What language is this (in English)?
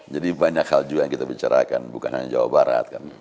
Indonesian